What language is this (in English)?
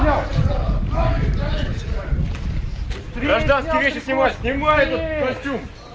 Russian